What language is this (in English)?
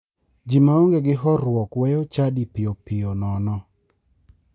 Luo (Kenya and Tanzania)